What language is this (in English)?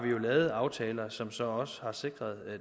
Danish